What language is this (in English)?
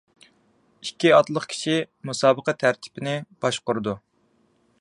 Uyghur